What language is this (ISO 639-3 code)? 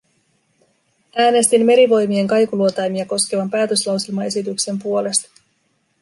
fin